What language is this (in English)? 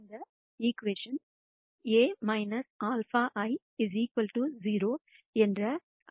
Tamil